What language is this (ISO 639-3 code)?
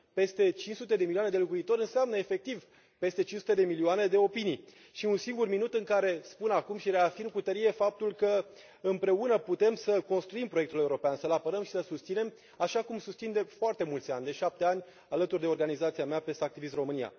ron